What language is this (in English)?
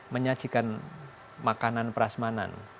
Indonesian